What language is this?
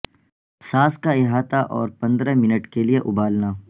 Urdu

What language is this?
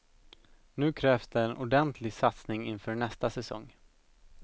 Swedish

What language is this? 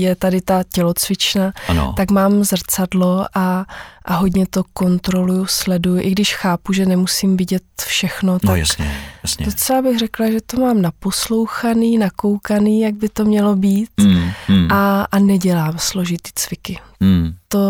Czech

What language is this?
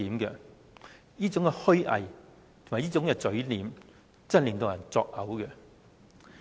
Cantonese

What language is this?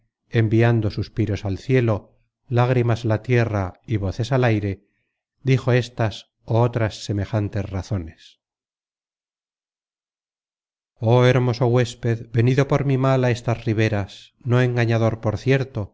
Spanish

